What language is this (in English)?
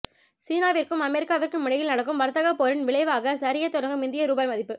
Tamil